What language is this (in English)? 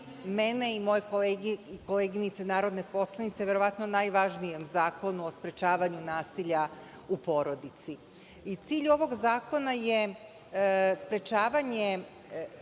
Serbian